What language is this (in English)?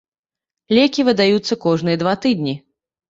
Belarusian